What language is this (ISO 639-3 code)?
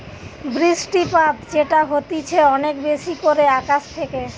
ben